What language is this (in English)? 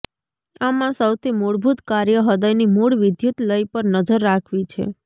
Gujarati